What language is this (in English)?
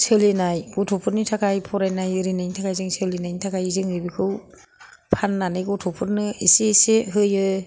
Bodo